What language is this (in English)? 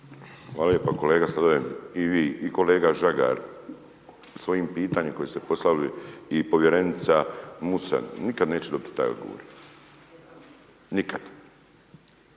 Croatian